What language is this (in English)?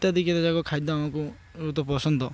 Odia